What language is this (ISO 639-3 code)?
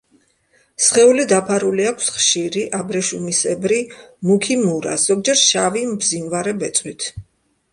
kat